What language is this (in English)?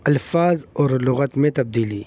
Urdu